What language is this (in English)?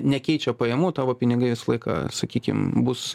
Lithuanian